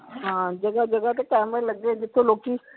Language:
Punjabi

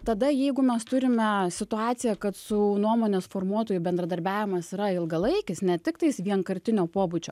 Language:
Lithuanian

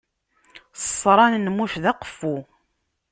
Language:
Kabyle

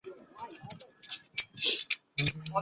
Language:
Chinese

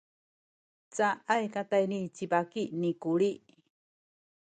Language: Sakizaya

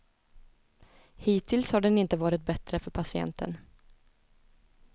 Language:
Swedish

